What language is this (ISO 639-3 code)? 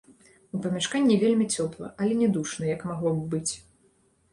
bel